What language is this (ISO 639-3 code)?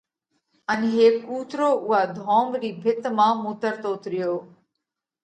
kvx